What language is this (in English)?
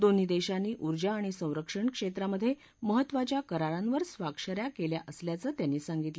Marathi